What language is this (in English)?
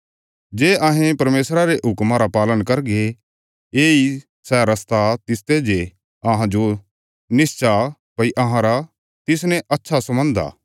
Bilaspuri